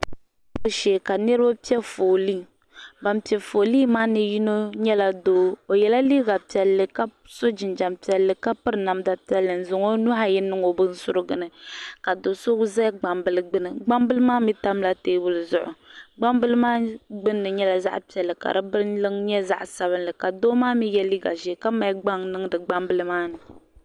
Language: Dagbani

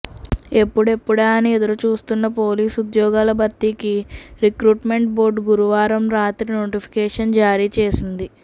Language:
Telugu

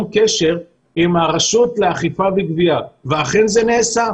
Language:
Hebrew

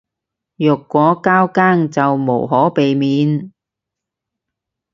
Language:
Cantonese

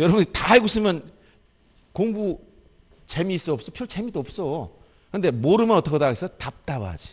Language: Korean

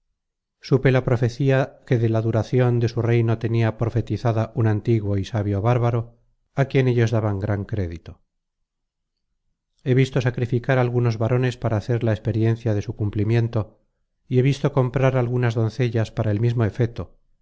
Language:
Spanish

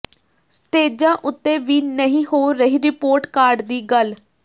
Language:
Punjabi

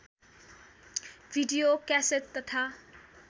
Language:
Nepali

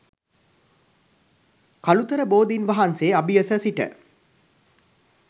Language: Sinhala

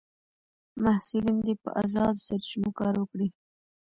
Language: Pashto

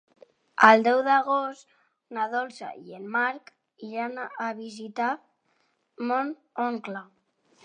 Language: Catalan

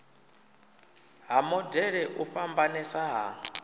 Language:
Venda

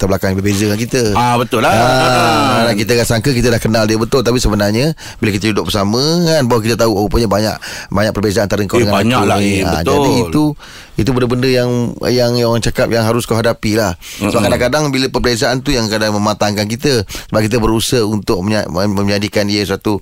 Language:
Malay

